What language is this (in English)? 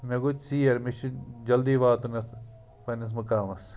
Kashmiri